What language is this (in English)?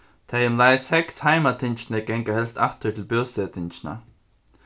Faroese